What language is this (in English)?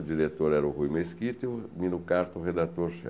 Portuguese